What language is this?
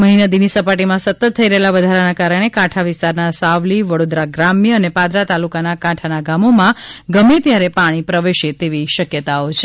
Gujarati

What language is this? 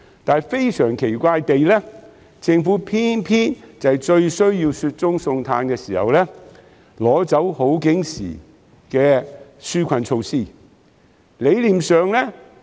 Cantonese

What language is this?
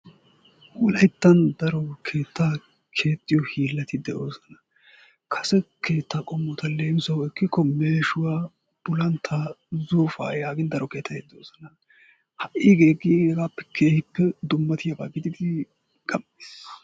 Wolaytta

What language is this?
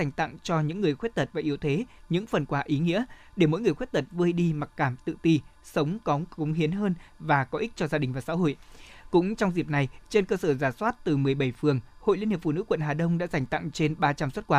Vietnamese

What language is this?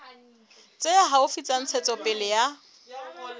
Southern Sotho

